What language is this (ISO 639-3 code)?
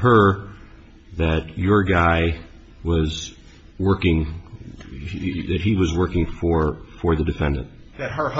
eng